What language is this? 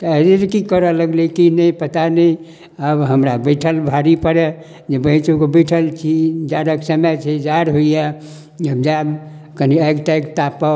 Maithili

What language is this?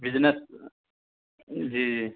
Urdu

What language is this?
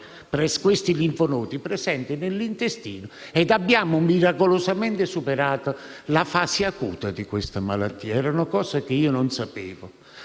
Italian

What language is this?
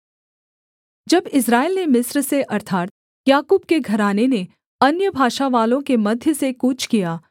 Hindi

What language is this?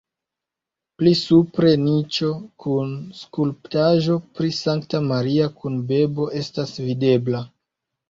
Esperanto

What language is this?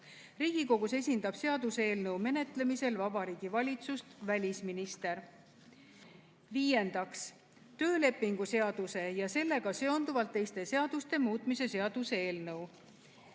Estonian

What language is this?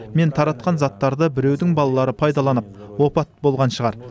Kazakh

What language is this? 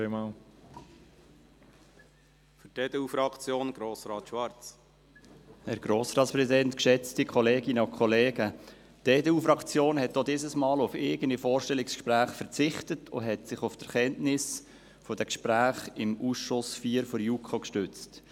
Swiss German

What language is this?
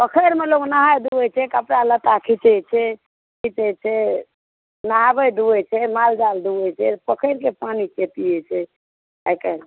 Maithili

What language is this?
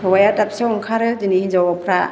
Bodo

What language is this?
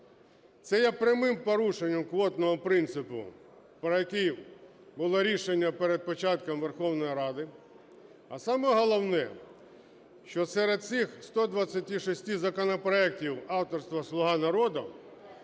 Ukrainian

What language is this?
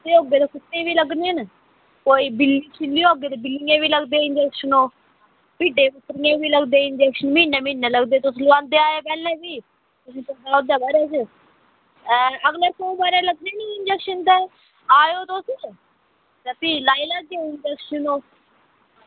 Dogri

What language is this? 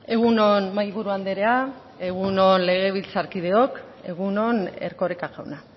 Basque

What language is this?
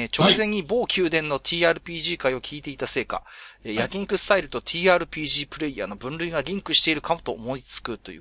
Japanese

